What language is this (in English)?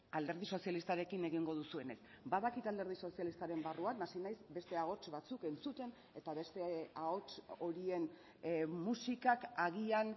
Basque